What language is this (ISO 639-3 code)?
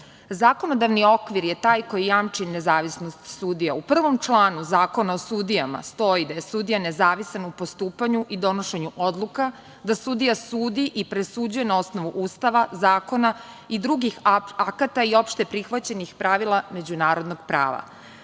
srp